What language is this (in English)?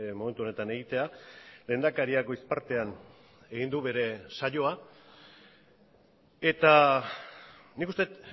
Basque